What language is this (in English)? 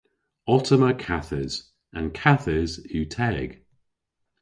Cornish